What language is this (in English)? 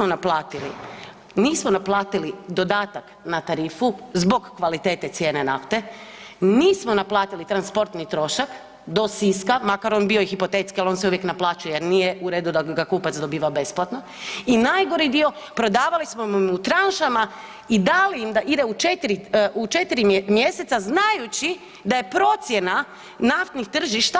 Croatian